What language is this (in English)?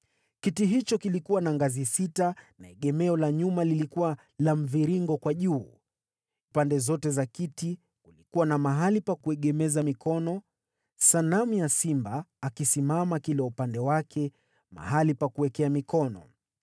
Swahili